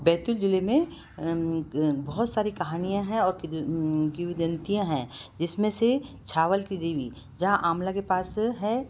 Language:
Hindi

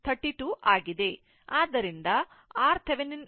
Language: Kannada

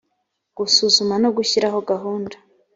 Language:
Kinyarwanda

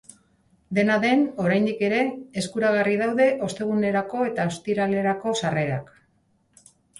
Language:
Basque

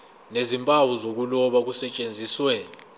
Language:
Zulu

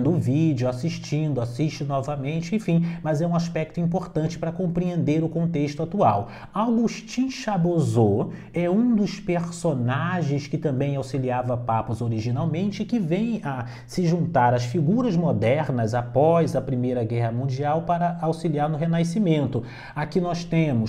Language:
Portuguese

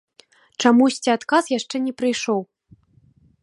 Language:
Belarusian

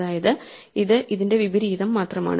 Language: Malayalam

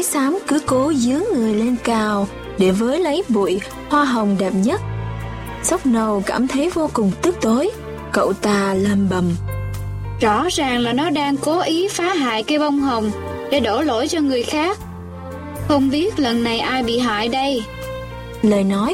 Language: Vietnamese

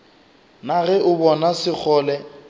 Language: Northern Sotho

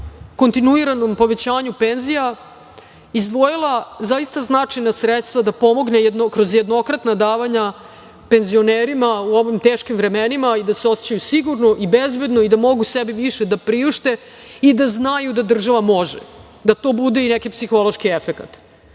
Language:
Serbian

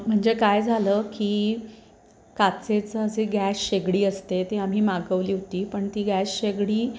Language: Marathi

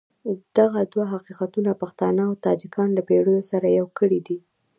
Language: Pashto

